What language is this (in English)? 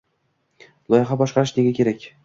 Uzbek